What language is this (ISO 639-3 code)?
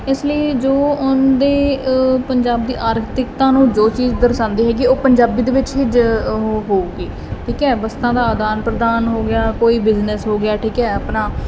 pan